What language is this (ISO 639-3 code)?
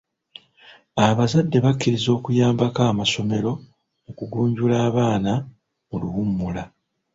lug